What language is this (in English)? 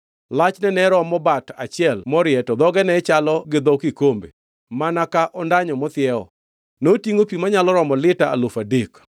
Luo (Kenya and Tanzania)